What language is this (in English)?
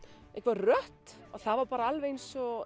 Icelandic